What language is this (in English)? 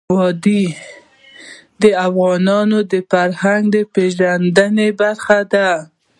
Pashto